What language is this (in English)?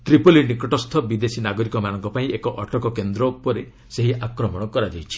Odia